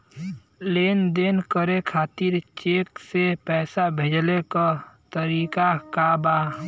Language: Bhojpuri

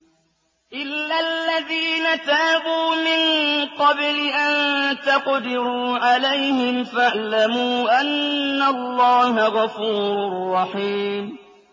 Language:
Arabic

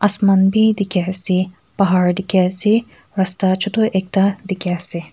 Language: Naga Pidgin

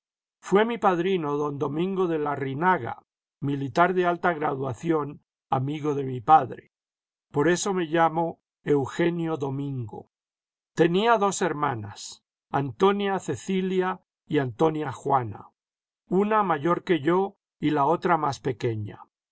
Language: Spanish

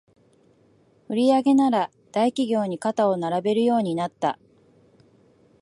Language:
Japanese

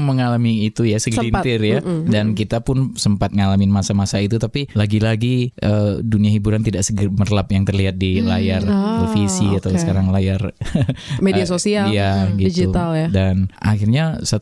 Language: Indonesian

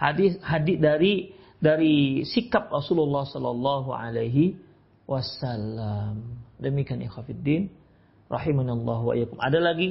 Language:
Indonesian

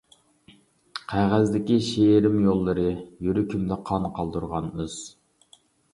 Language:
Uyghur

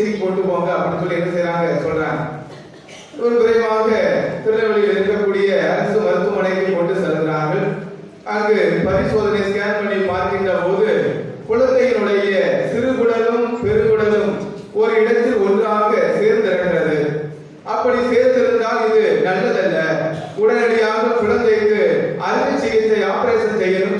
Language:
Tamil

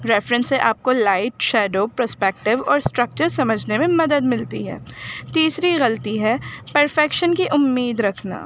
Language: Urdu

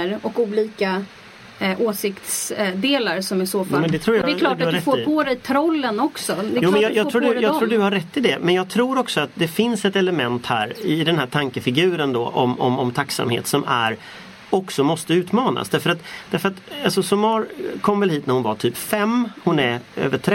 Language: Swedish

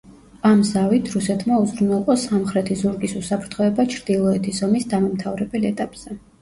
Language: Georgian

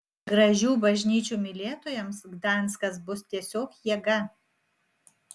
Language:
Lithuanian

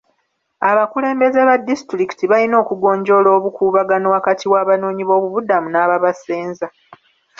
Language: Ganda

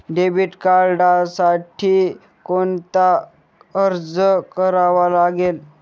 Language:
Marathi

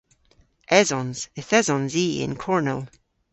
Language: Cornish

